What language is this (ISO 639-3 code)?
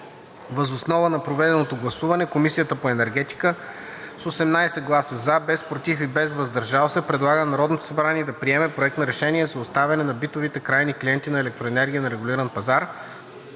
bul